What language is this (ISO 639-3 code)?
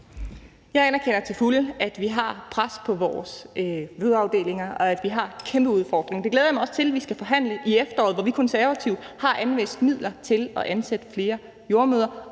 dan